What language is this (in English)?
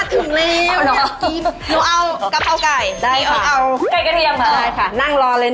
Thai